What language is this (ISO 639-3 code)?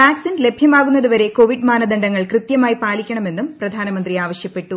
mal